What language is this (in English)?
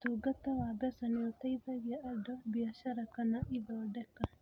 Kikuyu